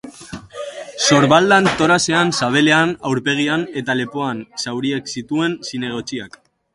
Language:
Basque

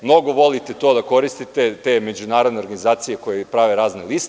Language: Serbian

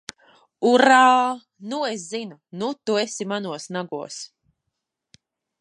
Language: Latvian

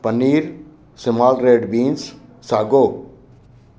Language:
Sindhi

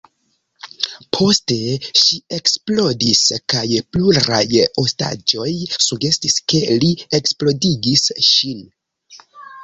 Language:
Esperanto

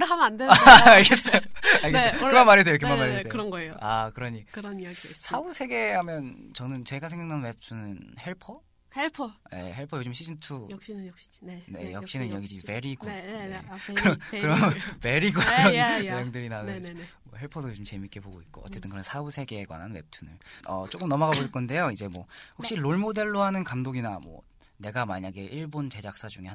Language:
Korean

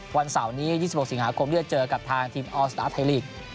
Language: Thai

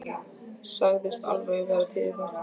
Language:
Icelandic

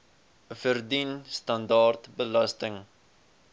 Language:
Afrikaans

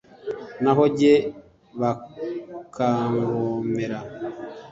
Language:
Kinyarwanda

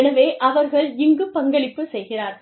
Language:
Tamil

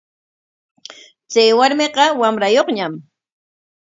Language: Corongo Ancash Quechua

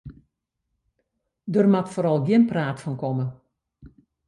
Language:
Western Frisian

